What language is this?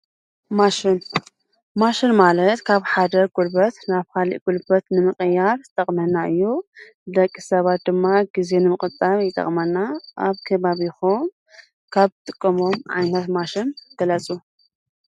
Tigrinya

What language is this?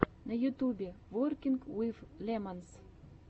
Russian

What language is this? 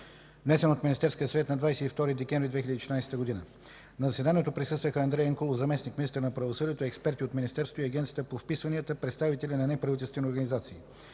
Bulgarian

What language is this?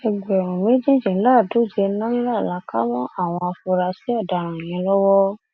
Yoruba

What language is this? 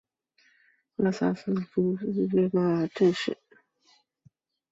Chinese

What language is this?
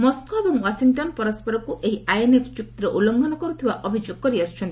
Odia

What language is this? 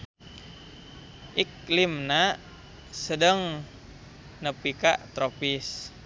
Sundanese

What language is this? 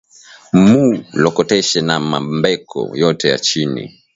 Swahili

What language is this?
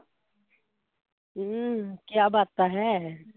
Punjabi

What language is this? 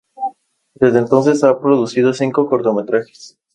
Spanish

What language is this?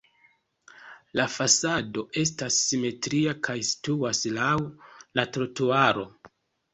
Esperanto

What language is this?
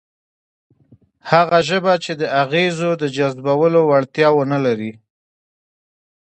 Pashto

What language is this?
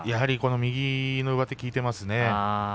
Japanese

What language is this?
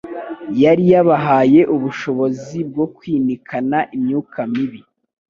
Kinyarwanda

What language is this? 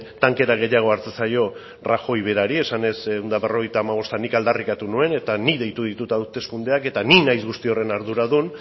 Basque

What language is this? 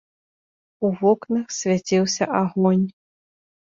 Belarusian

